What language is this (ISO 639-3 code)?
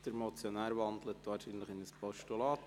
gsw